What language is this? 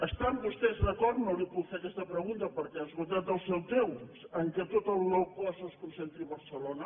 Catalan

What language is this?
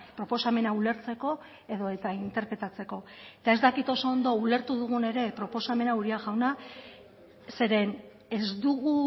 Basque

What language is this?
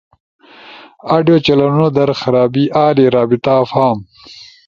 Ushojo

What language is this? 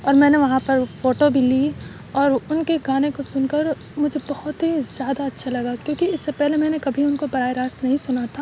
Urdu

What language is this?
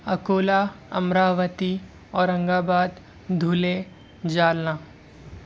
Urdu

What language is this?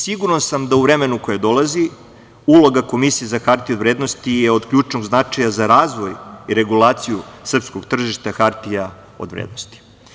Serbian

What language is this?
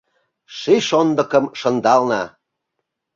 Mari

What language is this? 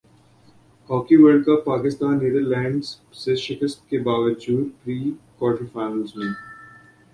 Urdu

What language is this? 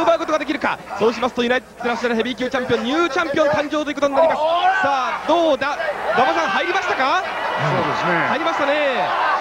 Japanese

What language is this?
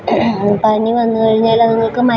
Malayalam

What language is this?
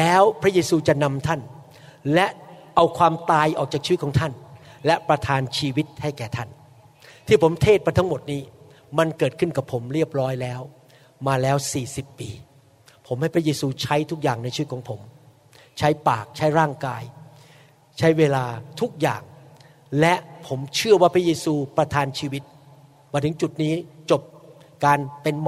Thai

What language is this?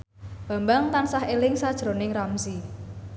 Javanese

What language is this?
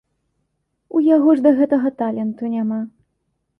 Belarusian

